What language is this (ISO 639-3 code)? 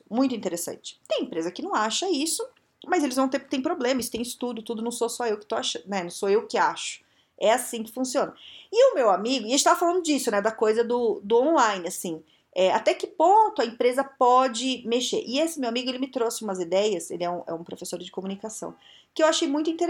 por